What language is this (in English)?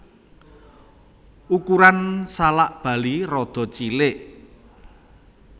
Javanese